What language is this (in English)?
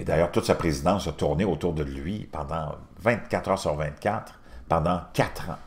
French